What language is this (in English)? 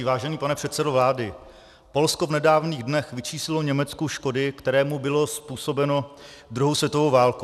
Czech